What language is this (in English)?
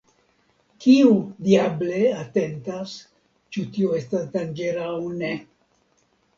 Esperanto